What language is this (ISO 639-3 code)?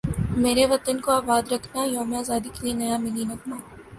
urd